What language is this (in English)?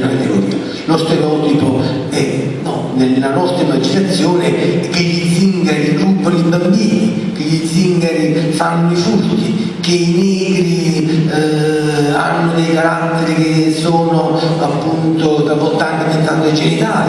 Italian